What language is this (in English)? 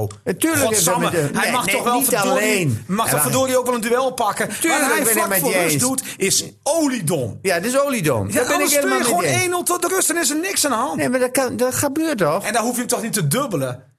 Dutch